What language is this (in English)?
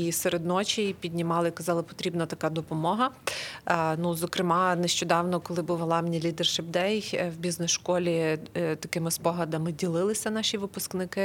Ukrainian